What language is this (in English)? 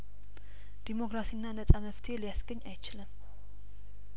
Amharic